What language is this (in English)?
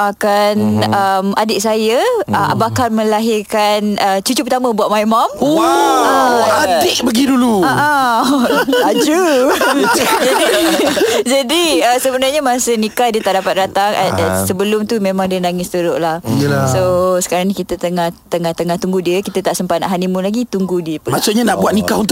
Malay